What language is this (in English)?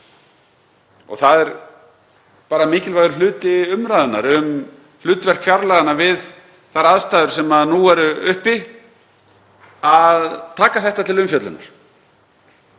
Icelandic